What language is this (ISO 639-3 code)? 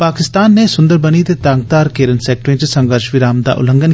doi